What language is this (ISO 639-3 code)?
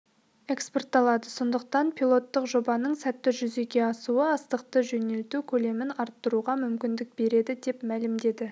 kaz